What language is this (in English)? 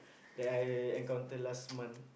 English